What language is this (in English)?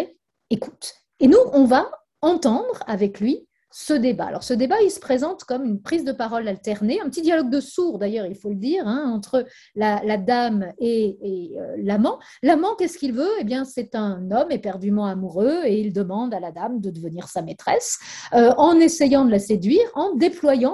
French